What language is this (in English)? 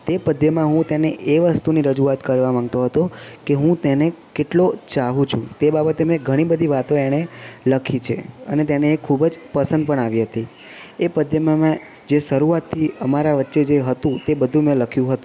Gujarati